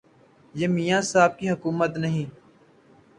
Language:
Urdu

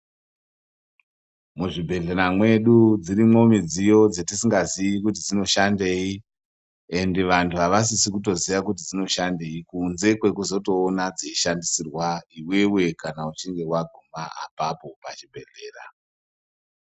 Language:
Ndau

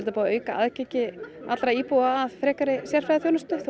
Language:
Icelandic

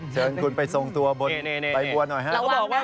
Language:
Thai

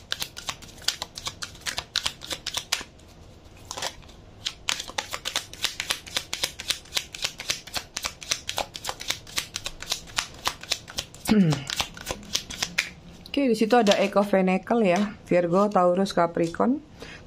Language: Indonesian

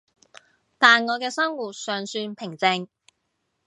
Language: Cantonese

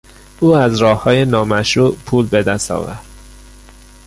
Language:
Persian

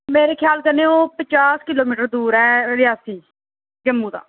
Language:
Dogri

